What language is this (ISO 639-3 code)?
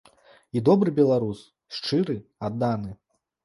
bel